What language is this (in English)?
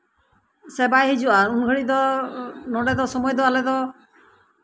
Santali